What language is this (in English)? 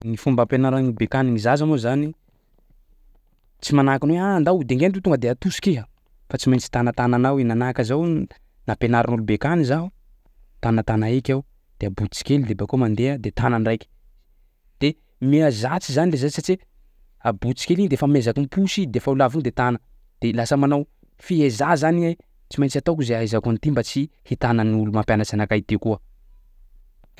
Sakalava Malagasy